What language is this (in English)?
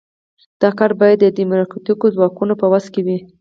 Pashto